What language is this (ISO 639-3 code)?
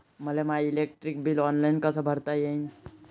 mar